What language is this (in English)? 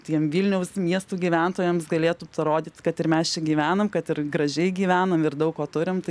Lithuanian